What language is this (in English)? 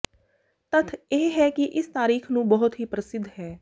Punjabi